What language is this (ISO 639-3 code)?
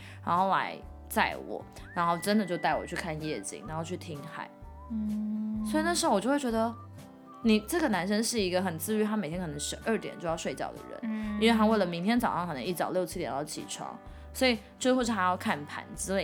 zho